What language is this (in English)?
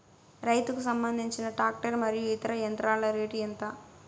Telugu